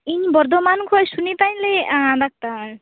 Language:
Santali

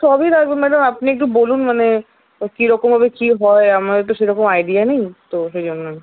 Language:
Bangla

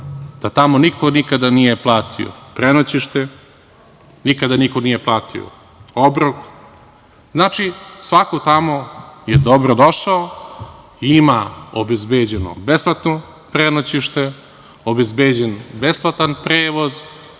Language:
Serbian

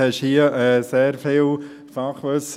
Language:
Swiss German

